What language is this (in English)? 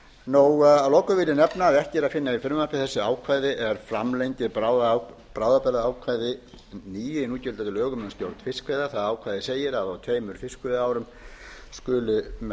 Icelandic